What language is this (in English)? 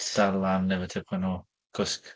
Welsh